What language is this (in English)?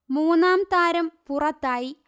Malayalam